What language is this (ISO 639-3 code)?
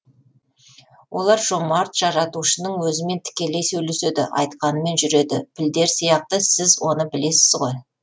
kaz